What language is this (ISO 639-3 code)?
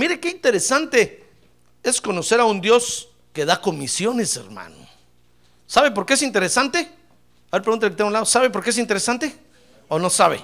spa